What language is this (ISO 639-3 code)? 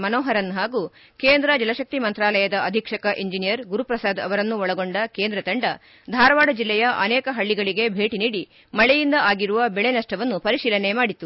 kan